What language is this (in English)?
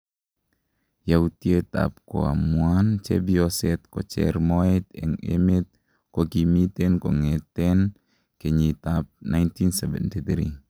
Kalenjin